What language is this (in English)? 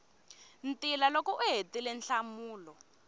Tsonga